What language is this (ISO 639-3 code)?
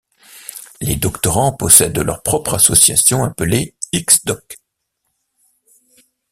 fra